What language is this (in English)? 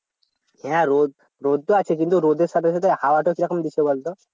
Bangla